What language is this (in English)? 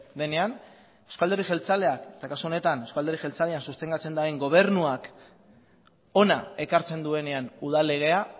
Basque